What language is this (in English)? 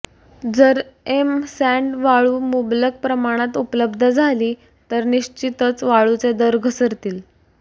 Marathi